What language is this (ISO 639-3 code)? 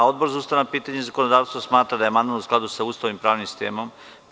srp